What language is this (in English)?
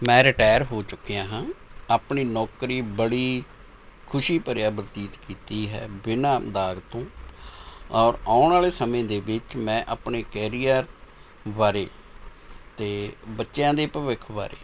Punjabi